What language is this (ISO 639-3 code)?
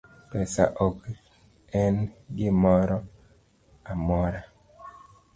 luo